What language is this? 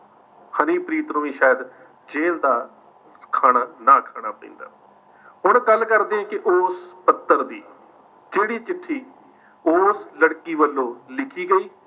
Punjabi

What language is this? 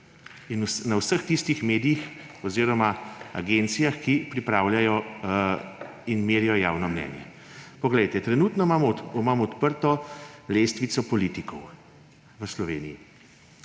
Slovenian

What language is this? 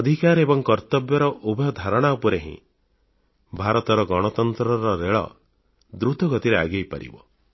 Odia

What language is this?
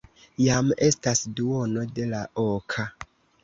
Esperanto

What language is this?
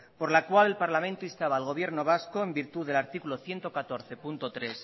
Spanish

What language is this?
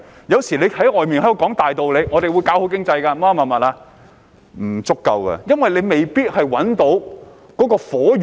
Cantonese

